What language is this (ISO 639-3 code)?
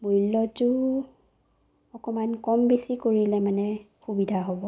asm